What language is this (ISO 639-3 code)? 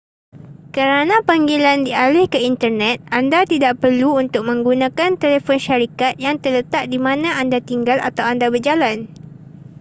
msa